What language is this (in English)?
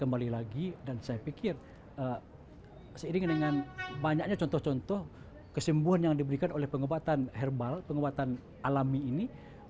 Indonesian